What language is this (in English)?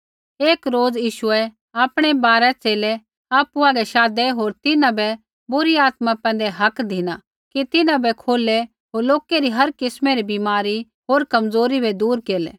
Kullu Pahari